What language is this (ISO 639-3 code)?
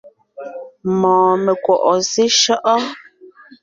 nnh